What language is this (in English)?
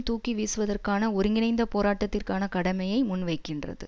Tamil